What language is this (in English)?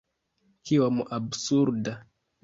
Esperanto